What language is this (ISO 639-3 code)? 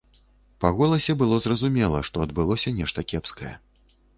bel